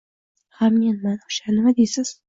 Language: Uzbek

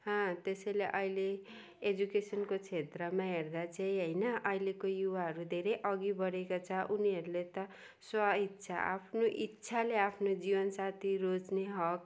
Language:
Nepali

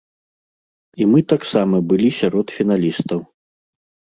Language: Belarusian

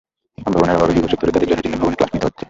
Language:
Bangla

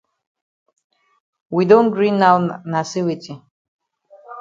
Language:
Cameroon Pidgin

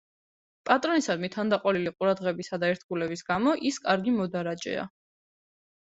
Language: Georgian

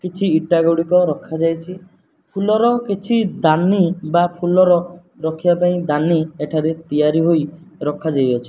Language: Odia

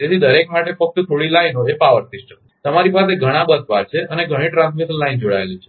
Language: Gujarati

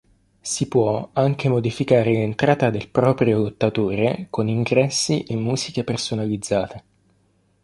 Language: Italian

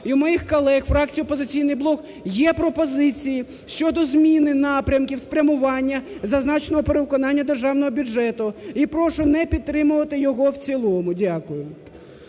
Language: Ukrainian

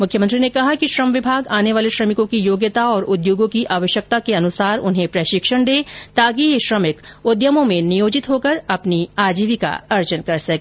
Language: Hindi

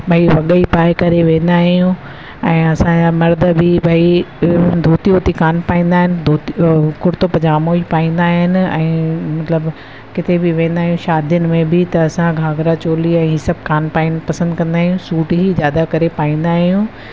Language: Sindhi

